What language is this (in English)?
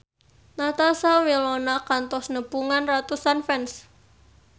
Sundanese